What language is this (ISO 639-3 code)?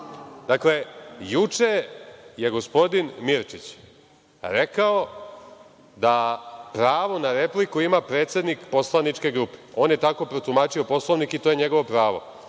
srp